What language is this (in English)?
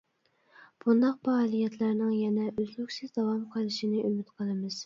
Uyghur